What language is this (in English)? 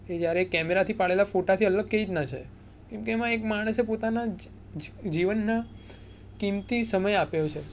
Gujarati